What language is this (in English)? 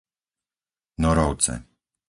Slovak